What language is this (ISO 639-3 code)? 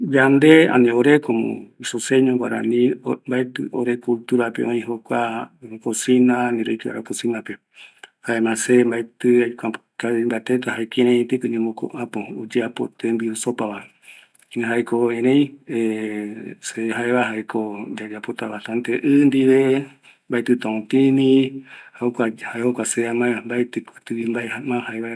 gui